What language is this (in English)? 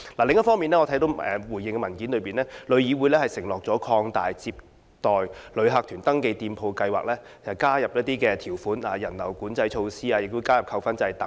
Cantonese